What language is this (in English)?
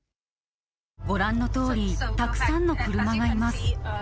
Japanese